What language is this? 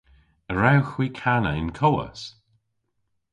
Cornish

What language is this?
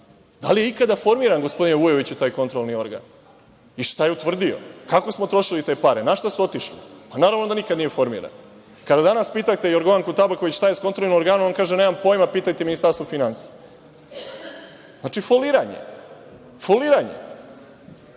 Serbian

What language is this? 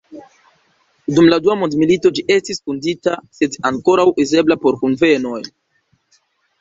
Esperanto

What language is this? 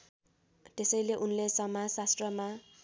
Nepali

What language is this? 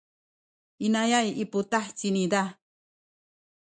Sakizaya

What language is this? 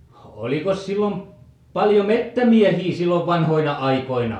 Finnish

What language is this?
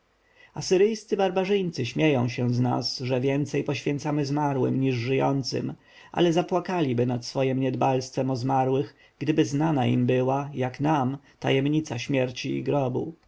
Polish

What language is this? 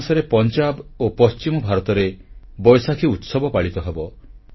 Odia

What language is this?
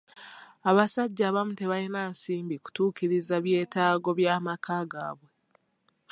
Ganda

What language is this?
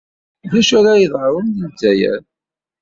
Kabyle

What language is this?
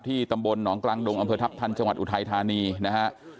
Thai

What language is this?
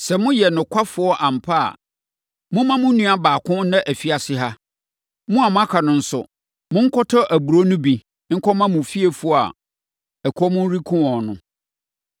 Akan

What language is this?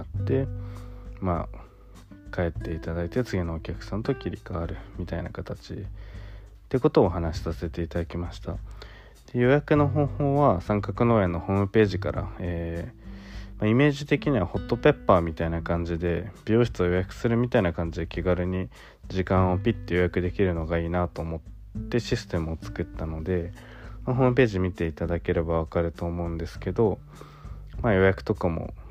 Japanese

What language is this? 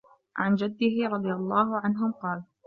Arabic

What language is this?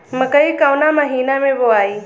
Bhojpuri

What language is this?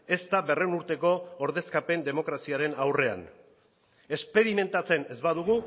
Basque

